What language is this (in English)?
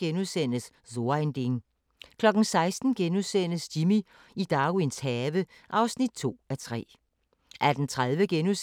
Danish